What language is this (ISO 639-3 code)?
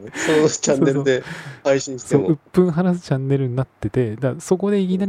jpn